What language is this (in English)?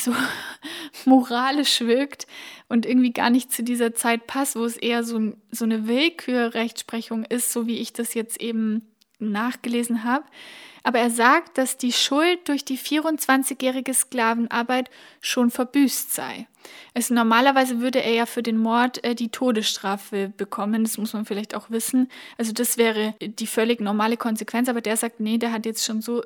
German